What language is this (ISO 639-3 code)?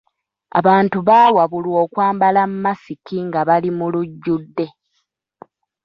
lug